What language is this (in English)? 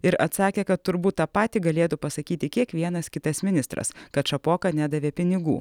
Lithuanian